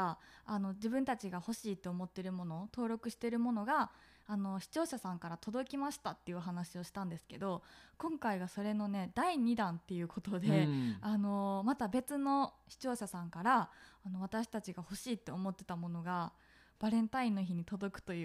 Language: Japanese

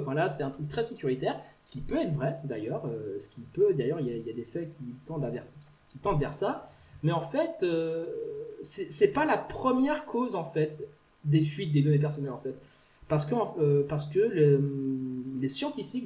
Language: French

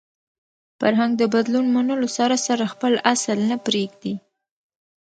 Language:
Pashto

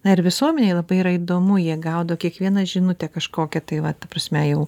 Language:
Lithuanian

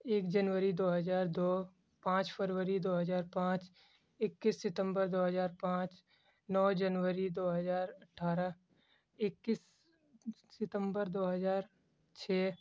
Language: Urdu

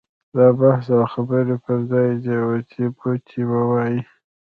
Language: Pashto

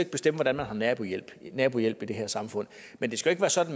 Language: Danish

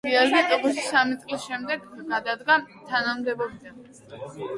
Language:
Georgian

